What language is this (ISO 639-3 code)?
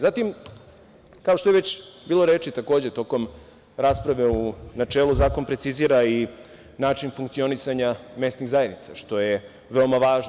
srp